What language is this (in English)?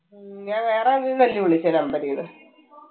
Malayalam